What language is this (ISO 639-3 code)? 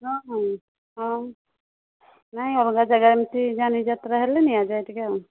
ori